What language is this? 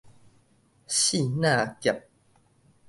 Min Nan Chinese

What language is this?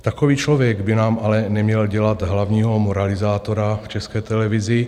Czech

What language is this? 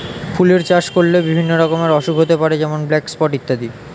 Bangla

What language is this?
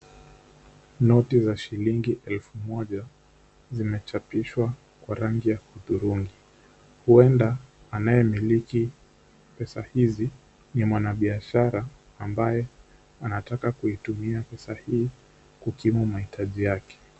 Swahili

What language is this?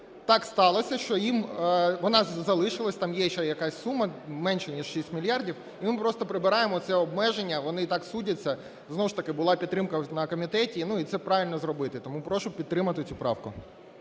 Ukrainian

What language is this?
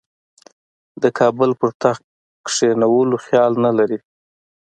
Pashto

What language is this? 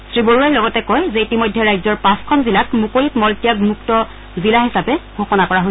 Assamese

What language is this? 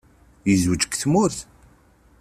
Kabyle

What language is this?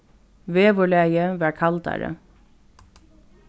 Faroese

